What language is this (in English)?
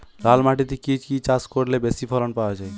Bangla